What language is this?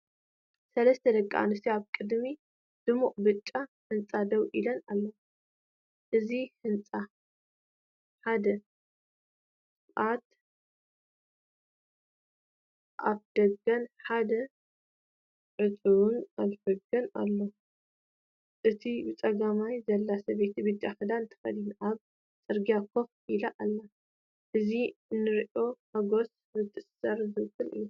Tigrinya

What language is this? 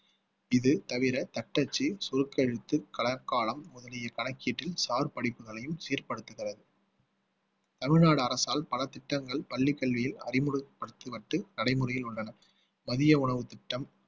Tamil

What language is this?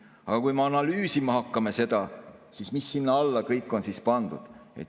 Estonian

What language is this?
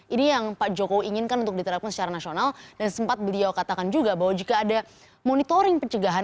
Indonesian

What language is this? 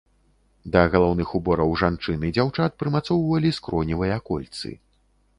Belarusian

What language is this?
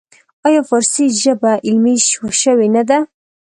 Pashto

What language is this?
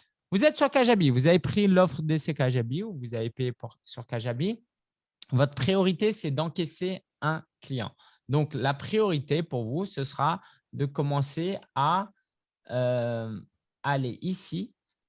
French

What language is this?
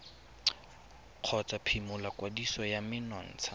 Tswana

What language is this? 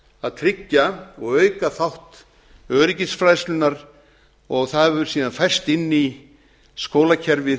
Icelandic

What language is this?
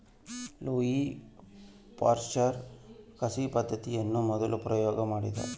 Kannada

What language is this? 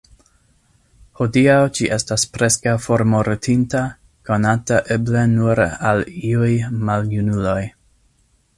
Esperanto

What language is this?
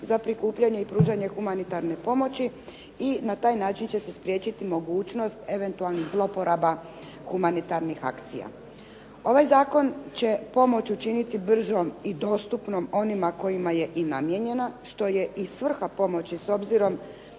Croatian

